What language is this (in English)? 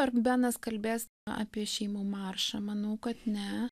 Lithuanian